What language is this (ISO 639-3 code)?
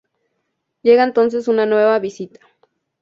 spa